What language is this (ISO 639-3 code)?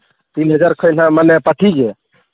sat